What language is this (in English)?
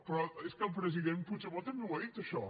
Catalan